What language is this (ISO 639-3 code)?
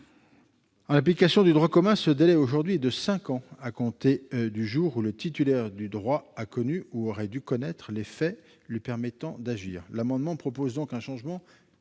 fra